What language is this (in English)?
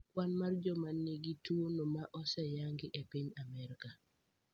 Luo (Kenya and Tanzania)